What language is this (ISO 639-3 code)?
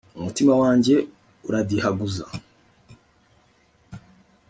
kin